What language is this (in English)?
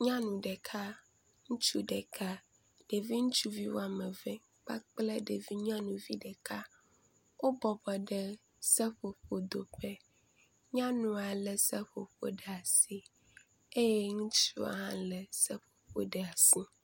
Ewe